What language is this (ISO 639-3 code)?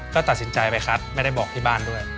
tha